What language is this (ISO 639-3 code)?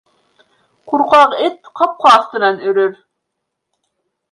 bak